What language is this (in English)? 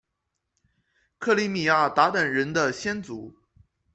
Chinese